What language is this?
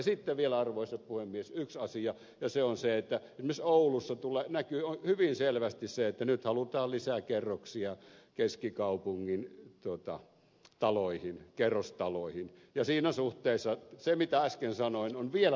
Finnish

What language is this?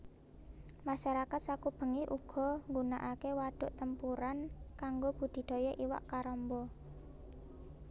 Javanese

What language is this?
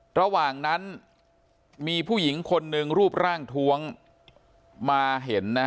Thai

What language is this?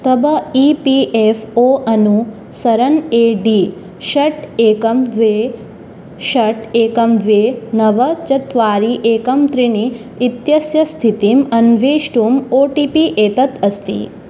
Sanskrit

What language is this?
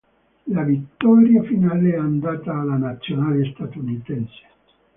Italian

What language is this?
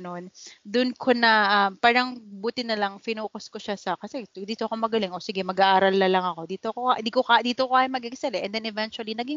Filipino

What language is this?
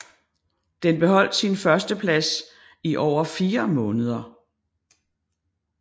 Danish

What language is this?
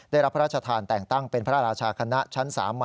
Thai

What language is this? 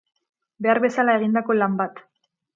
Basque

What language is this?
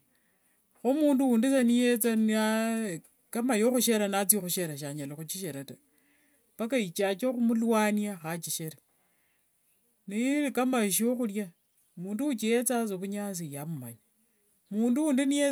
Wanga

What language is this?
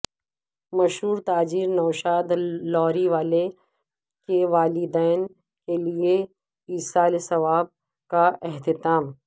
Urdu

